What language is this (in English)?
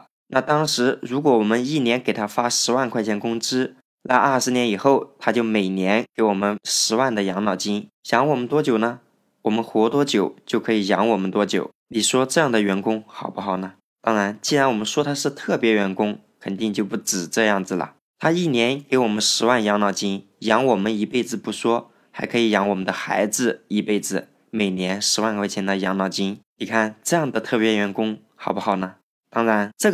Chinese